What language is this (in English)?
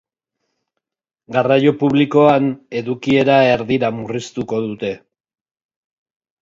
Basque